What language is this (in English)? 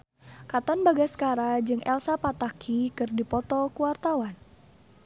Sundanese